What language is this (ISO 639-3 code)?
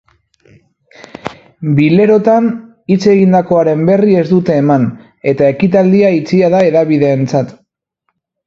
eus